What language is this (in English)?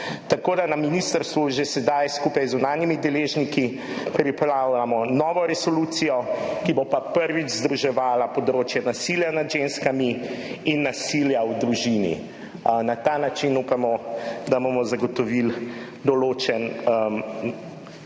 Slovenian